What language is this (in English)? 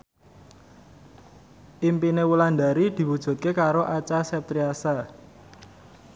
Javanese